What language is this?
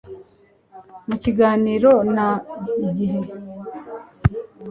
Kinyarwanda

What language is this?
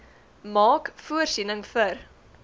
Afrikaans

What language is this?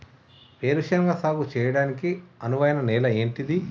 Telugu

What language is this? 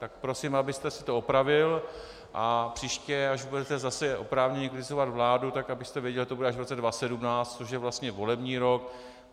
Czech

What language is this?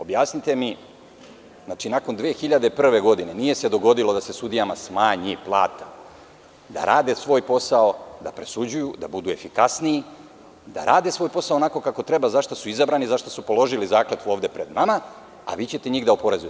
Serbian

